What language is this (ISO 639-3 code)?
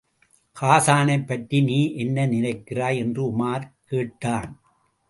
tam